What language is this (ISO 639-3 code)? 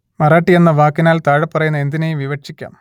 mal